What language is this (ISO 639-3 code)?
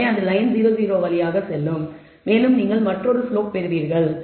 tam